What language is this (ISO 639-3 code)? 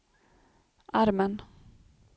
swe